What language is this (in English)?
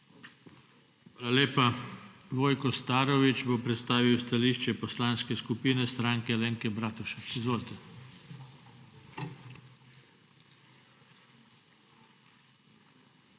Slovenian